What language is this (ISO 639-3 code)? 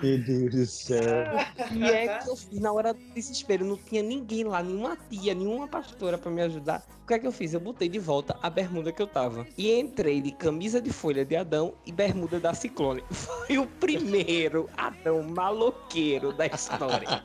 por